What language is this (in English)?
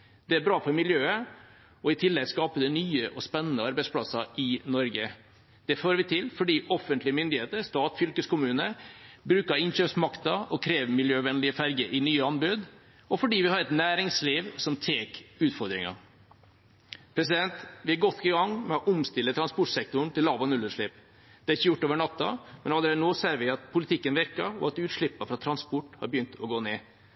Norwegian Bokmål